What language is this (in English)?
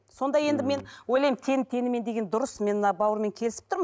Kazakh